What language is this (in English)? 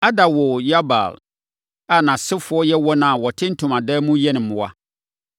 Akan